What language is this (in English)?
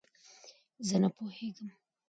Pashto